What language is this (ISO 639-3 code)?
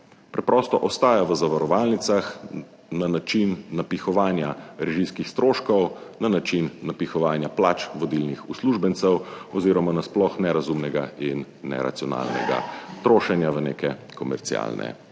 slv